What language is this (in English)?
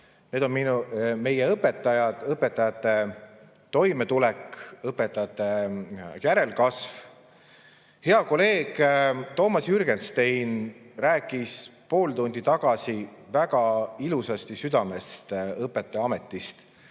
Estonian